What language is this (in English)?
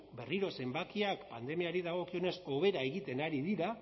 Basque